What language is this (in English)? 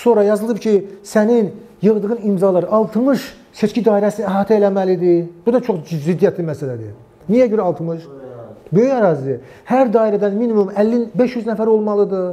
Turkish